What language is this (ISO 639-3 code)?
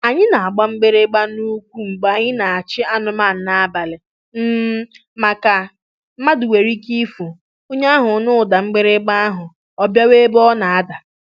ibo